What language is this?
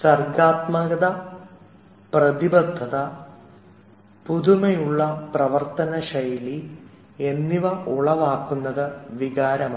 Malayalam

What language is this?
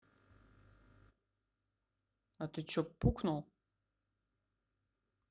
Russian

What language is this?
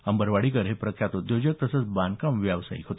Marathi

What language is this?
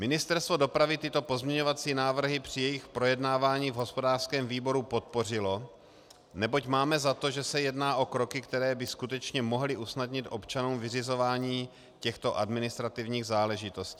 Czech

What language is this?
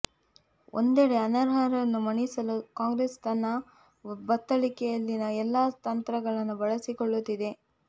Kannada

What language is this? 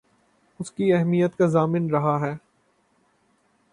Urdu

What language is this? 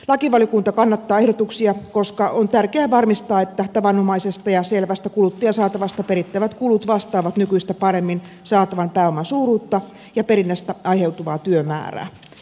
Finnish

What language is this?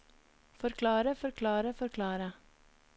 Norwegian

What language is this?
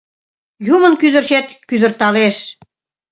Mari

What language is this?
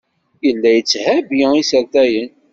Kabyle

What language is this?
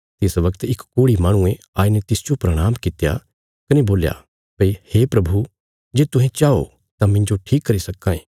Bilaspuri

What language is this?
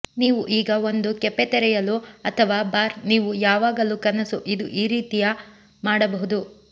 Kannada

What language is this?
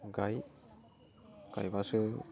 Bodo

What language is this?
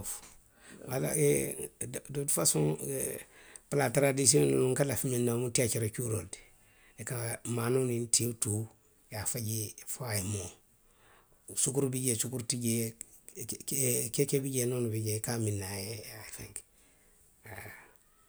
Western Maninkakan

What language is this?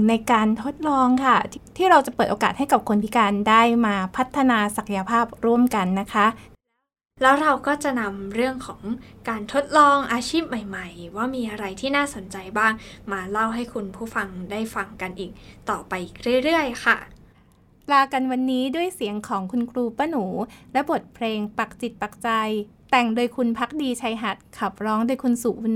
Thai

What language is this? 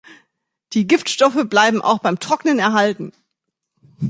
German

